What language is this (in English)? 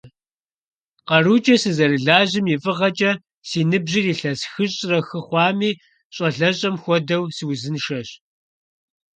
Kabardian